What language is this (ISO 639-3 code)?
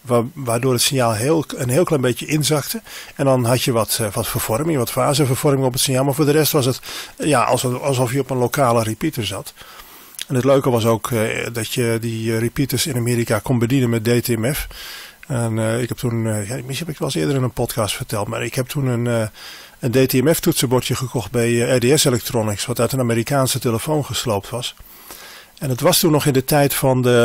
nld